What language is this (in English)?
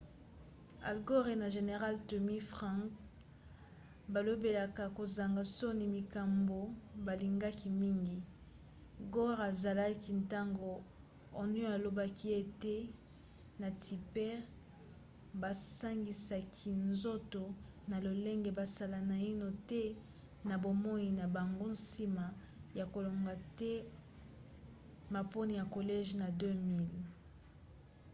Lingala